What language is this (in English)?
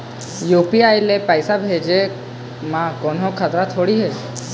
Chhattisgarhi